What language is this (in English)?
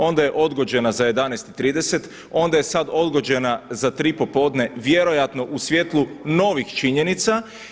Croatian